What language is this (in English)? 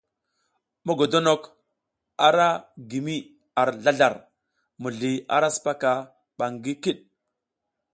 South Giziga